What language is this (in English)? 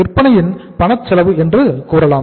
Tamil